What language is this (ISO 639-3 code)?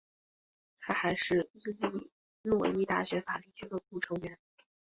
zho